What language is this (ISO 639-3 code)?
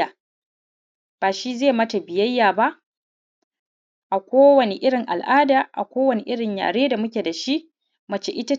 hau